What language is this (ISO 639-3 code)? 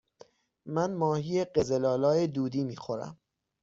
fas